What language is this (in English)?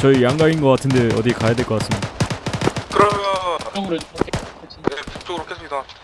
Korean